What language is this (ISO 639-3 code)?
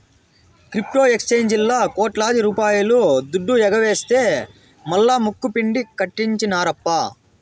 tel